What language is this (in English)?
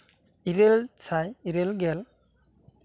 Santali